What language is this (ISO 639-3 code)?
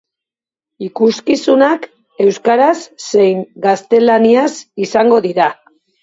eus